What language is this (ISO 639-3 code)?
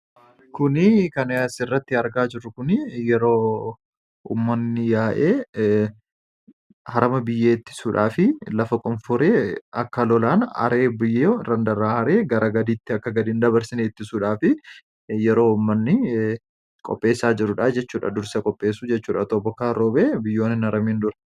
orm